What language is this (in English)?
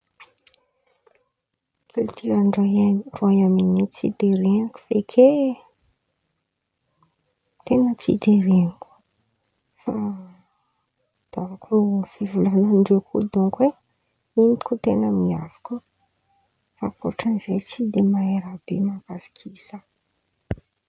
Antankarana Malagasy